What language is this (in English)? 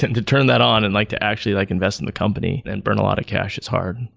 English